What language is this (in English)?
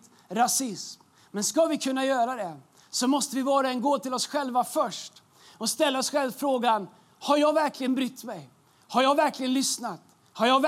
Swedish